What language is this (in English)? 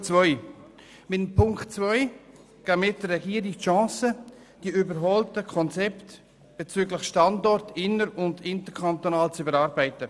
Swiss German